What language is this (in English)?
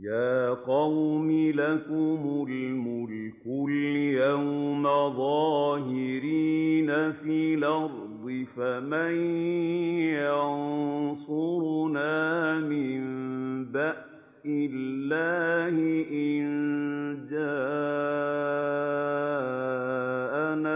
Arabic